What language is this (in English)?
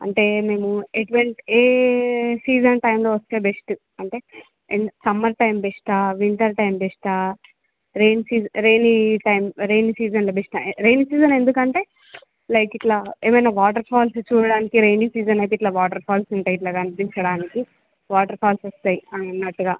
Telugu